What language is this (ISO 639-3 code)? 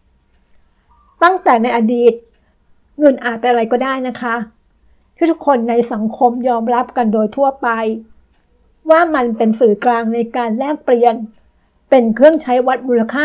tha